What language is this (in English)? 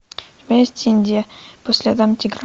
Russian